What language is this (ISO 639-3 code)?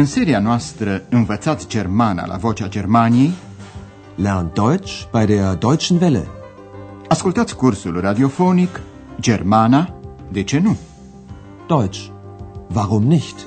ron